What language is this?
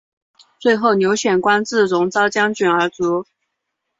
Chinese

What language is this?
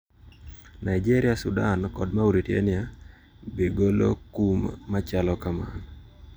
Luo (Kenya and Tanzania)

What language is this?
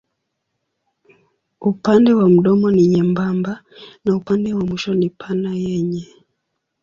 Swahili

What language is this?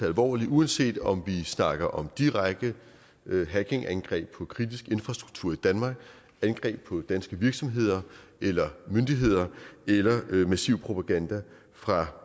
Danish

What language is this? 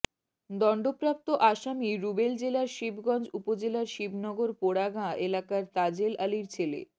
Bangla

